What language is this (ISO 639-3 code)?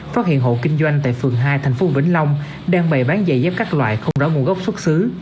vie